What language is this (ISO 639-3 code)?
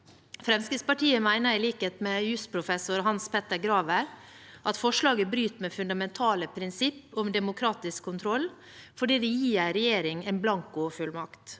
nor